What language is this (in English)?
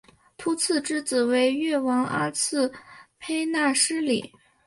Chinese